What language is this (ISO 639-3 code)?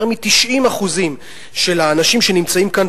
heb